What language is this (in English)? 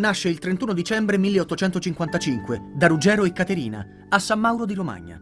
Italian